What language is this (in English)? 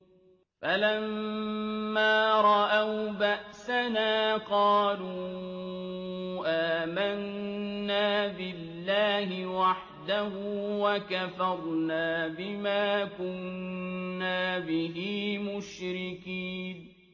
Arabic